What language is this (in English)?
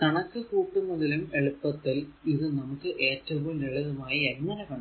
Malayalam